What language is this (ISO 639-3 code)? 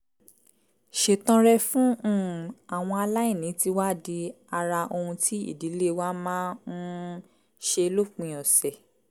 yor